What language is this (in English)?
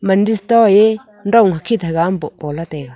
Wancho Naga